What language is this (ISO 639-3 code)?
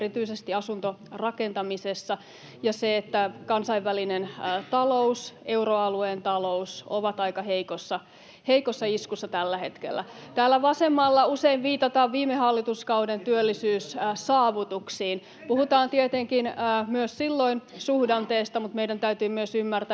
fin